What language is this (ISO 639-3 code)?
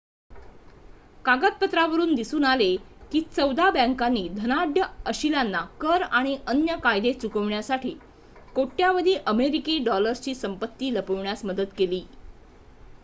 mar